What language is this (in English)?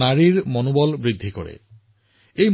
Assamese